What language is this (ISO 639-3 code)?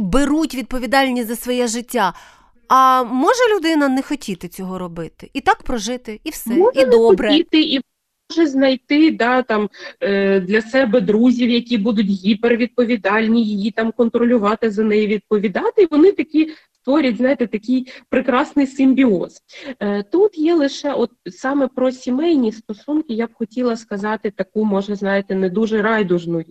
ukr